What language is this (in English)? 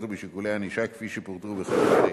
Hebrew